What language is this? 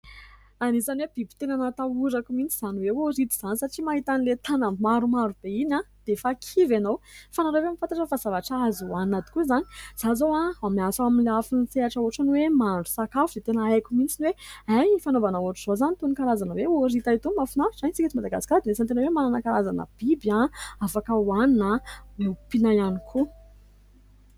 Malagasy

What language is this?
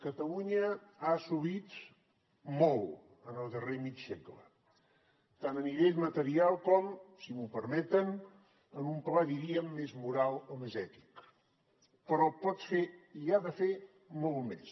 Catalan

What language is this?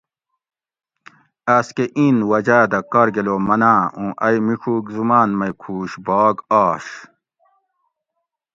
Gawri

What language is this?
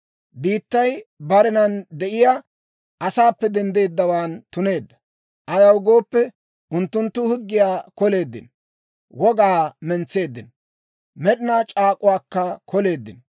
Dawro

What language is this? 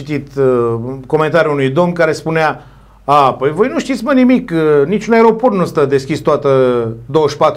Romanian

